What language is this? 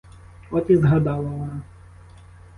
Ukrainian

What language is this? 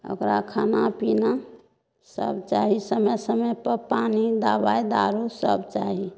Maithili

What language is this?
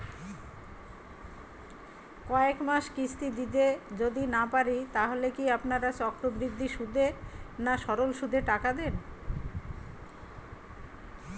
Bangla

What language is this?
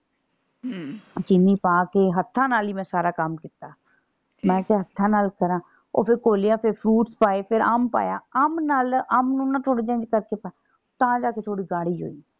Punjabi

